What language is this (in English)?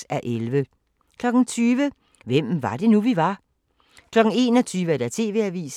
Danish